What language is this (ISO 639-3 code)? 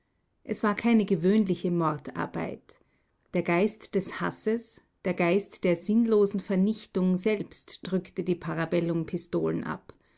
deu